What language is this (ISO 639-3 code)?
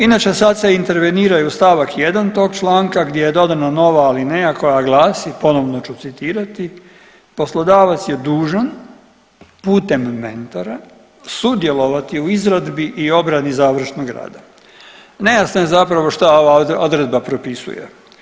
hrv